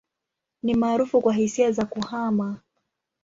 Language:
Swahili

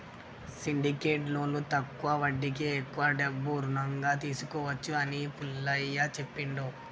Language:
Telugu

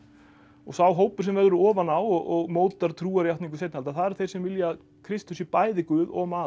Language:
Icelandic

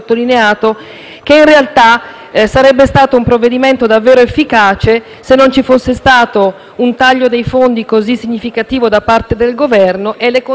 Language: Italian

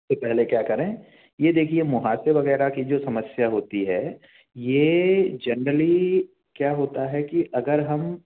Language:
Hindi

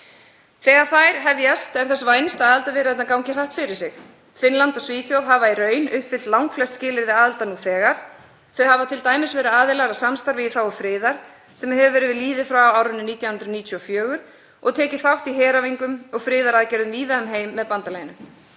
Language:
Icelandic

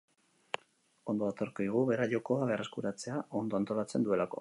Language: Basque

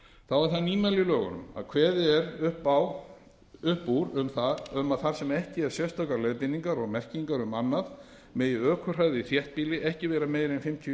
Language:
Icelandic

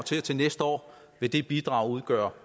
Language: Danish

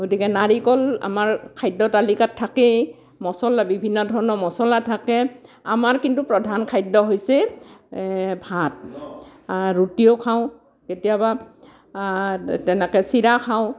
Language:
Assamese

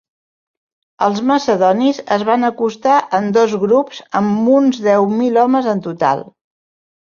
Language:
Catalan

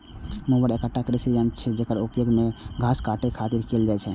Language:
Maithili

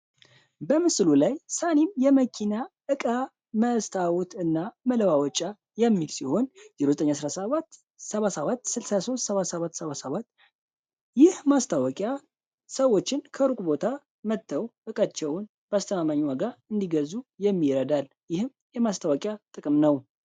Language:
Amharic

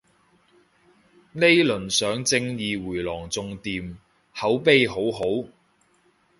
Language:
Cantonese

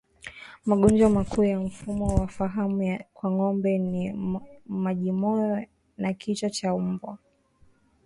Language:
Swahili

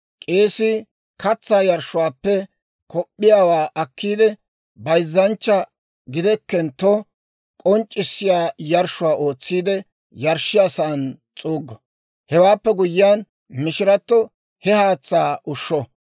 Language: Dawro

